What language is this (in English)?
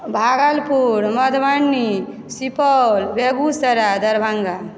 Maithili